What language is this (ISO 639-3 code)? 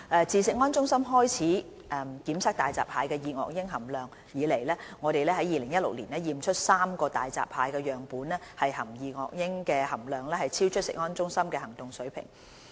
yue